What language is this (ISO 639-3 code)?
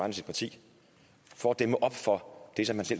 dan